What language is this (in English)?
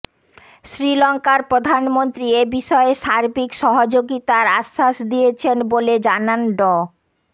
Bangla